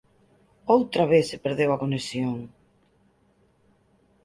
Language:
Galician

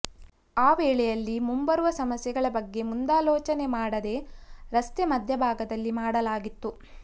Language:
Kannada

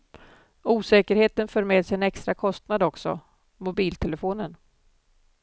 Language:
Swedish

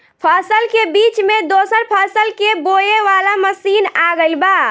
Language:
Bhojpuri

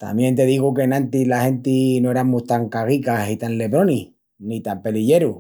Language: Extremaduran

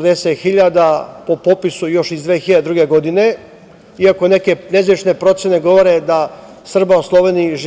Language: Serbian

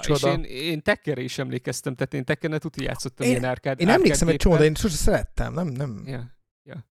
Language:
Hungarian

